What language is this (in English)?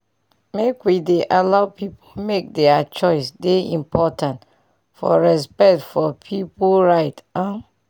Nigerian Pidgin